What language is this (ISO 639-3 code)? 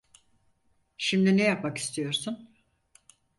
tur